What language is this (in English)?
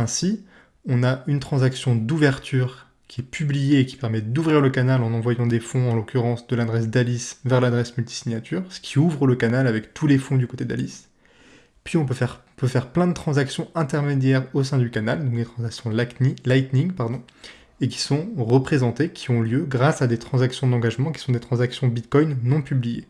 French